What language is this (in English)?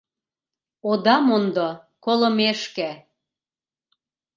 Mari